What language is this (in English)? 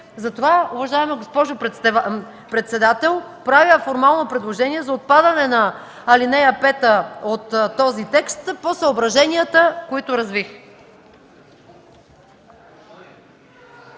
Bulgarian